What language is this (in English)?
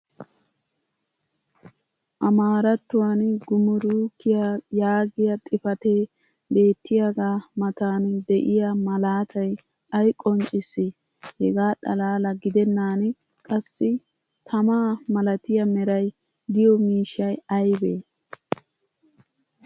Wolaytta